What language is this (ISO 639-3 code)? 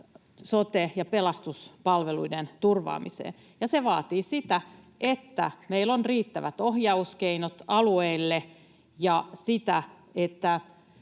fin